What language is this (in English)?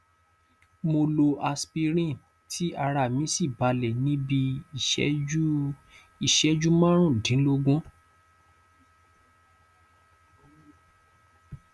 Yoruba